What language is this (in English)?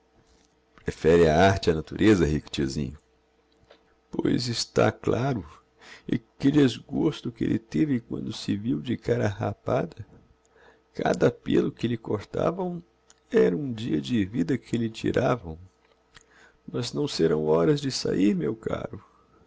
Portuguese